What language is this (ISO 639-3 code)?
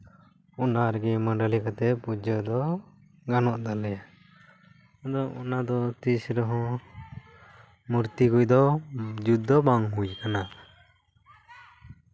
sat